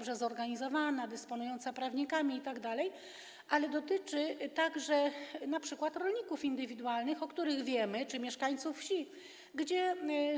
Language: Polish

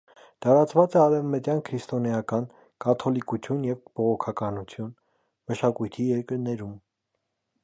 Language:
Armenian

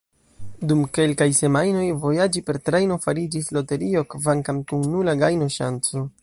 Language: Esperanto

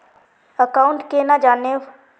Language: Magahi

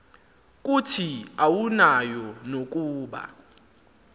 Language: Xhosa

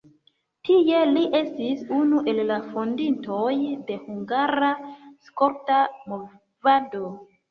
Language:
Esperanto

